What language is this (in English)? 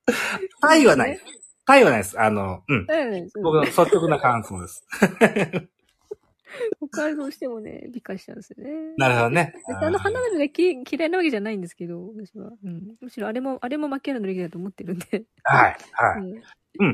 Japanese